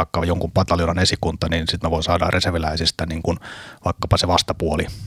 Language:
Finnish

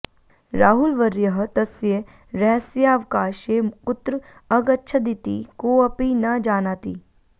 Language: Sanskrit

